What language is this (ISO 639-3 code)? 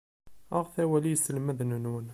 kab